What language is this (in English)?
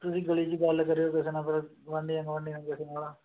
Punjabi